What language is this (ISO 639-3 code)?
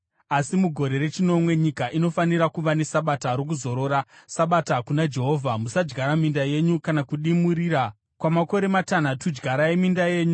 sna